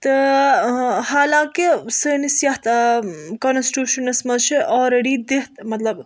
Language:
Kashmiri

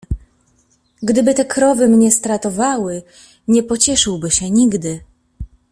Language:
Polish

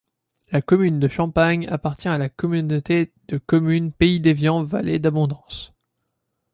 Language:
French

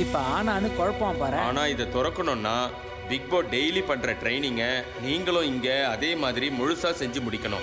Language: Hindi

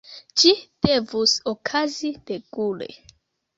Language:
Esperanto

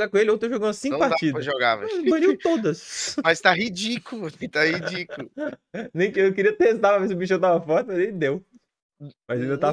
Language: Portuguese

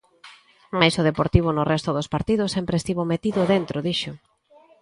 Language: Galician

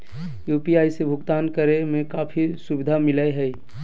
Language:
Magahi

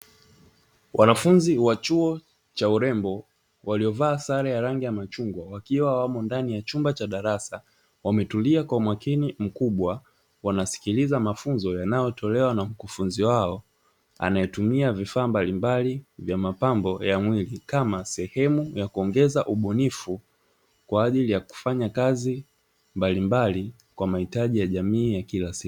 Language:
Swahili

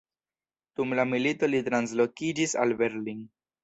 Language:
Esperanto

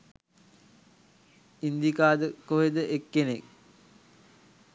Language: Sinhala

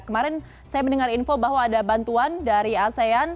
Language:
Indonesian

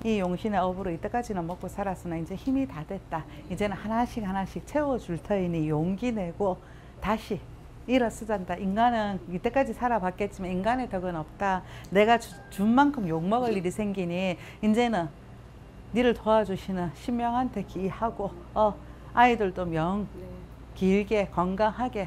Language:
Korean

